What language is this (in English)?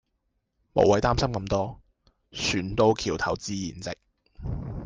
Cantonese